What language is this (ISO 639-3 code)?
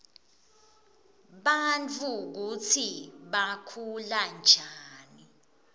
ssw